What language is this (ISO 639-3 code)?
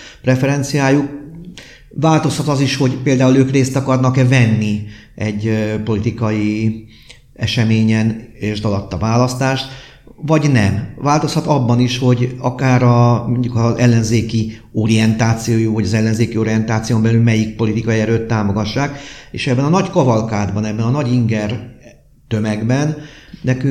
hun